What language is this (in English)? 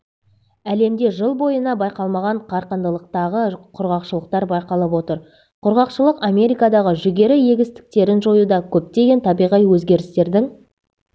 Kazakh